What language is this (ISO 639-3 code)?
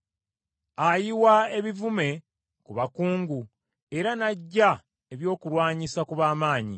lug